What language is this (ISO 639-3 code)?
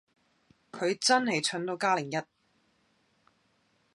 yue